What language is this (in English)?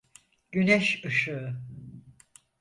Turkish